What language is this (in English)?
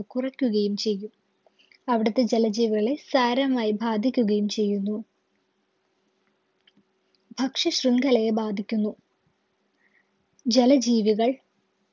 Malayalam